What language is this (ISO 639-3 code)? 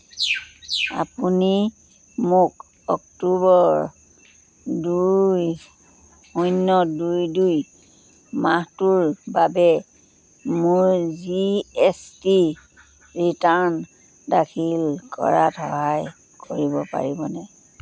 asm